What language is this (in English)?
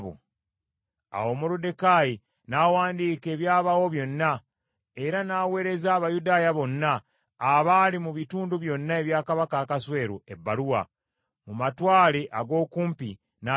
Ganda